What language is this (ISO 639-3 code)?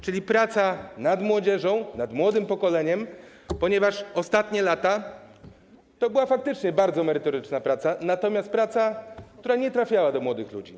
pol